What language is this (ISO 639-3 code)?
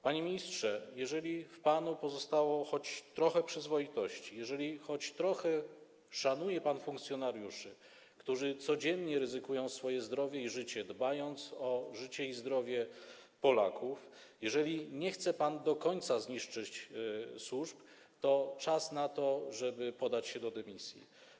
pol